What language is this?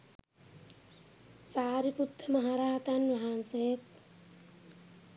Sinhala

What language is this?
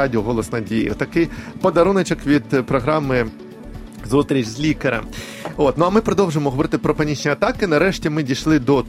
Ukrainian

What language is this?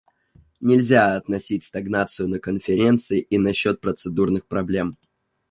Russian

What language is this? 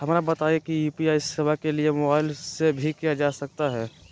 Magahi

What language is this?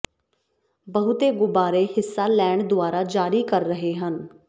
Punjabi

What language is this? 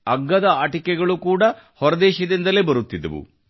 Kannada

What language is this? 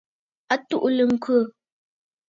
Bafut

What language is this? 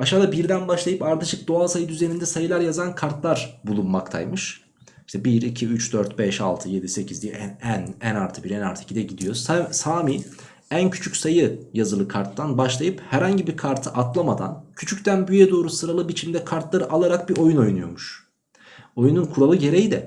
Turkish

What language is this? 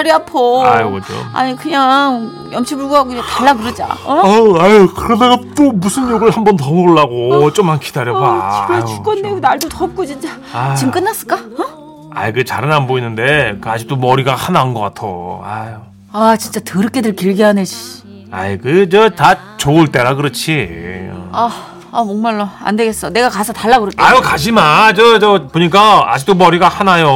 Korean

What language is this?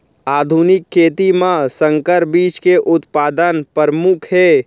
Chhattisgarhi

